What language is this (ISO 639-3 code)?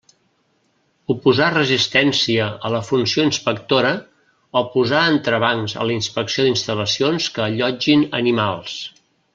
cat